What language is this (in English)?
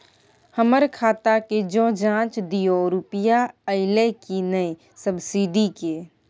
Maithili